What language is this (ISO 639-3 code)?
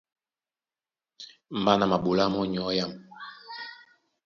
dua